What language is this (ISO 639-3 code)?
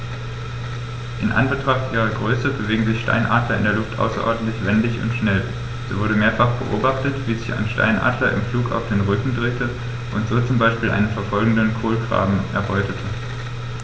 deu